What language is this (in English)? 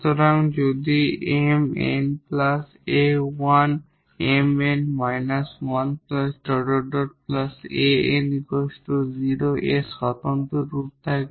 Bangla